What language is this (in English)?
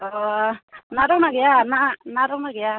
Bodo